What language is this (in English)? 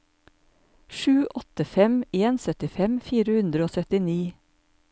Norwegian